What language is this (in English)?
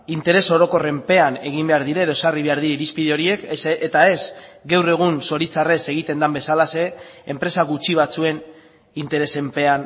Basque